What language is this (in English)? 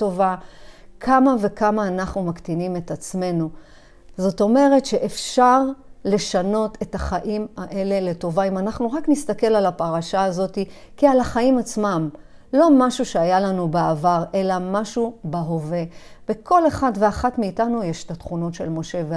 Hebrew